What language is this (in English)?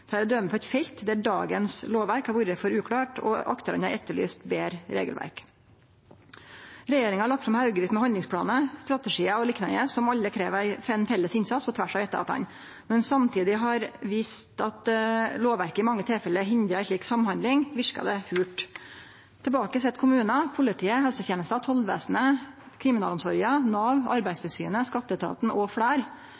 Norwegian Nynorsk